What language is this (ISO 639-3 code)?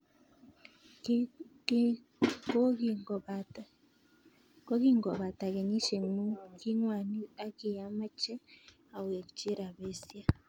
kln